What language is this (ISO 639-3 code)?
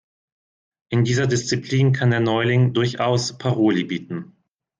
deu